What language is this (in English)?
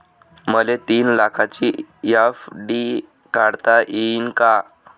Marathi